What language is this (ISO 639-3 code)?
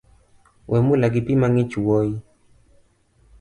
luo